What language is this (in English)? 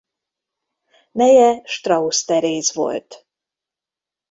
Hungarian